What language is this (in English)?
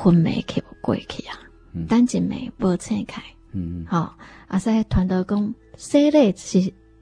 Chinese